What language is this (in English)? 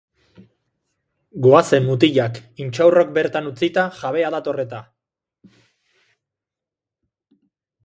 Basque